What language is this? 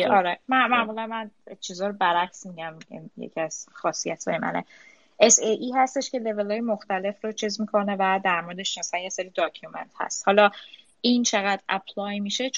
Persian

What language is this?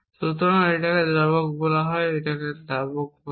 Bangla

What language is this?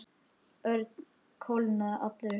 Icelandic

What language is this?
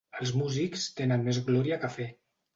Catalan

